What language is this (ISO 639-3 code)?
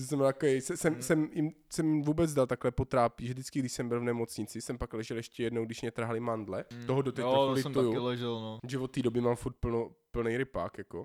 ces